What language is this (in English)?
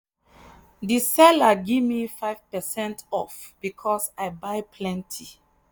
Nigerian Pidgin